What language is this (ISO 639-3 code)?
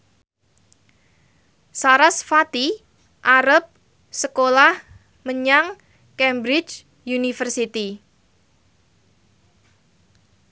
jav